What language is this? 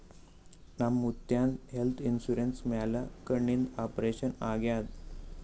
Kannada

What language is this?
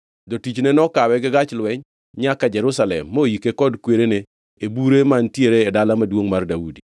Luo (Kenya and Tanzania)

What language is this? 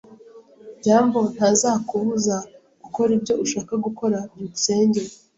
Kinyarwanda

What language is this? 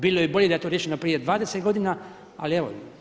Croatian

